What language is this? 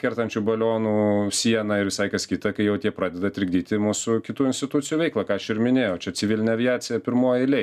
Lithuanian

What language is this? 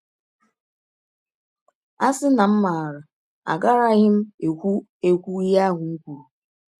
Igbo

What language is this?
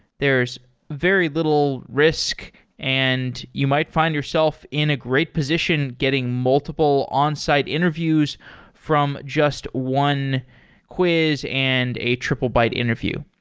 English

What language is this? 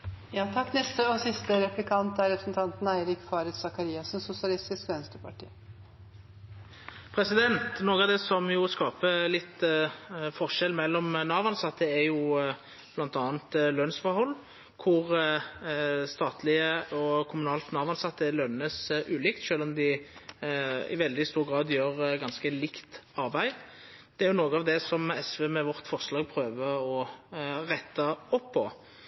Norwegian Nynorsk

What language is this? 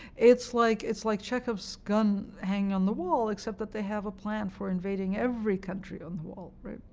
English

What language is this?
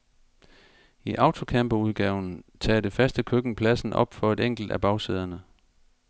Danish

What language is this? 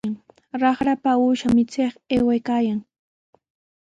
Sihuas Ancash Quechua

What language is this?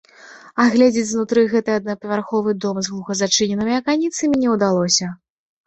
Belarusian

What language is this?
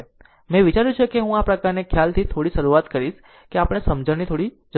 Gujarati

